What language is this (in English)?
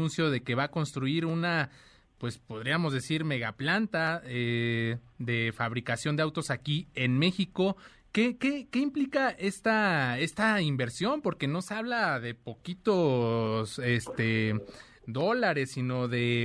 Spanish